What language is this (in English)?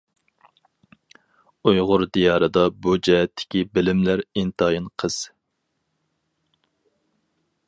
Uyghur